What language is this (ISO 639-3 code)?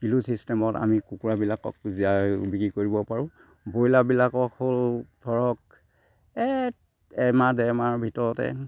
asm